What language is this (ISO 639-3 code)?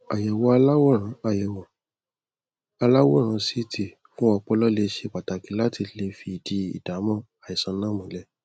yor